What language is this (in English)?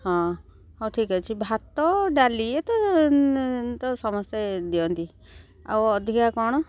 Odia